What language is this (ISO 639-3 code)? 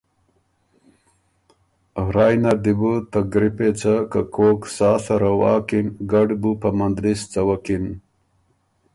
oru